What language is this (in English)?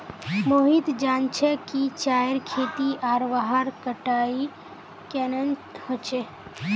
Magahi